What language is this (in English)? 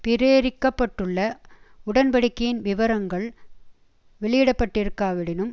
Tamil